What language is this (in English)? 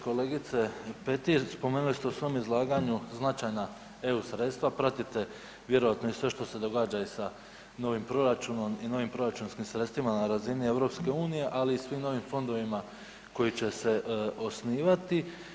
Croatian